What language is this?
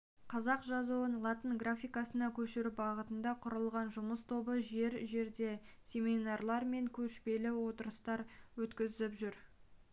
Kazakh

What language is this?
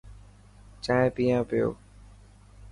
Dhatki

